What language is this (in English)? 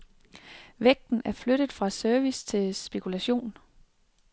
Danish